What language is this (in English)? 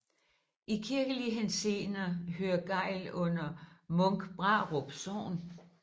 Danish